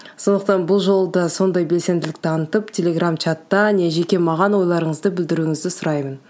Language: Kazakh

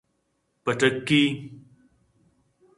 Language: Eastern Balochi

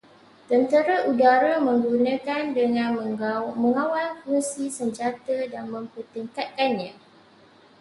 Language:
Malay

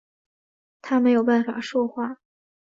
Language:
Chinese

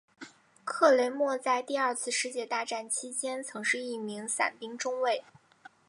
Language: Chinese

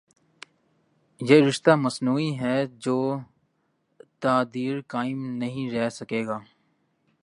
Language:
Urdu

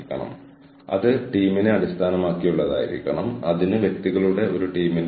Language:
Malayalam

